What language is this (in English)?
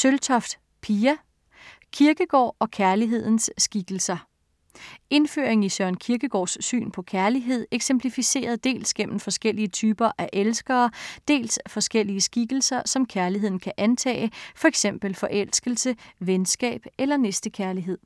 Danish